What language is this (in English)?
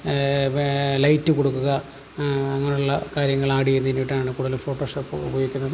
Malayalam